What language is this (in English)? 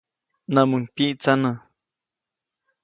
Copainalá Zoque